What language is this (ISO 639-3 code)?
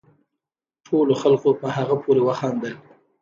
pus